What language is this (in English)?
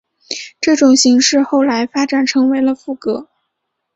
Chinese